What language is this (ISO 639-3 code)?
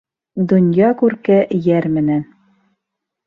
bak